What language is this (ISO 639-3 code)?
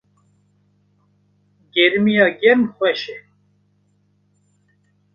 kur